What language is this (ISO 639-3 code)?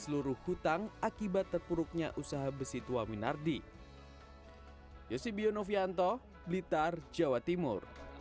ind